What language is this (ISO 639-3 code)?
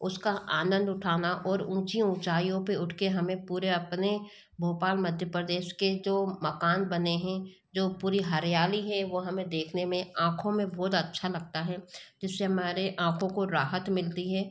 hin